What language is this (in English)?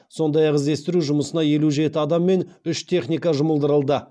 Kazakh